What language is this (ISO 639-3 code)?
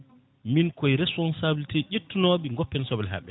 ful